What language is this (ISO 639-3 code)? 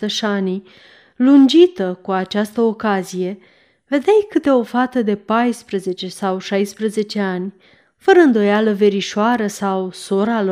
ron